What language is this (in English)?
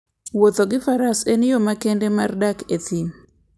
Luo (Kenya and Tanzania)